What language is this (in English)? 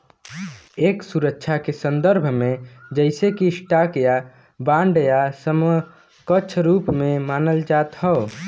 Bhojpuri